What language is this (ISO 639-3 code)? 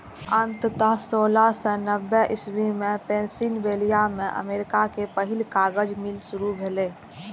mai